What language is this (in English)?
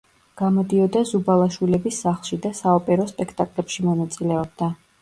Georgian